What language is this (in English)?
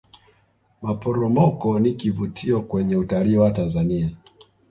Swahili